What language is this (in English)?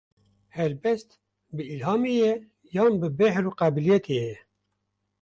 Kurdish